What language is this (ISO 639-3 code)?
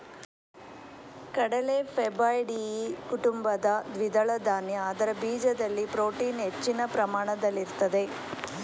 kan